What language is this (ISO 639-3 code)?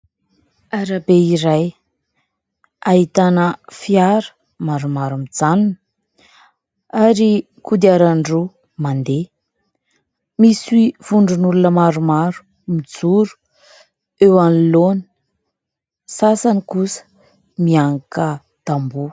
mlg